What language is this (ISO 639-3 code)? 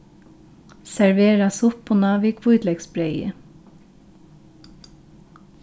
fao